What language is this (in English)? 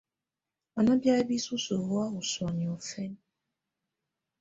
Tunen